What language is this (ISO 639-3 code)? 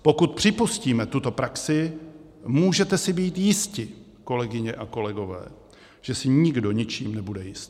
ces